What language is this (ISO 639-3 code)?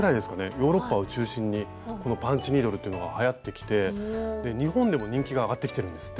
jpn